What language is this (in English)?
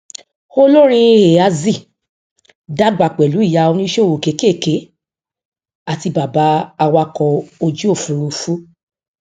Yoruba